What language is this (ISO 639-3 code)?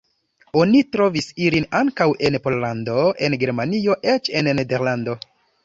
epo